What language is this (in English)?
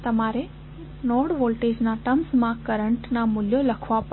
Gujarati